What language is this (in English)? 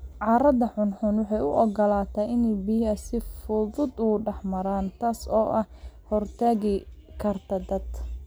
Somali